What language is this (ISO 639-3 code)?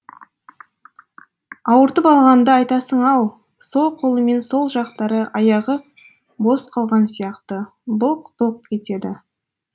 kaz